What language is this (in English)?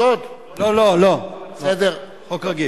Hebrew